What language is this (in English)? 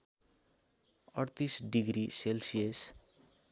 Nepali